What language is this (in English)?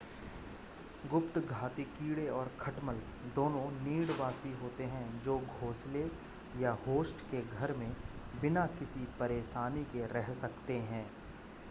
Hindi